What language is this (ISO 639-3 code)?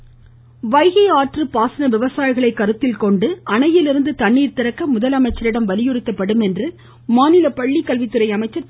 tam